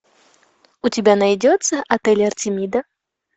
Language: Russian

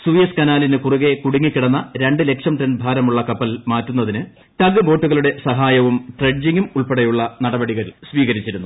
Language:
Malayalam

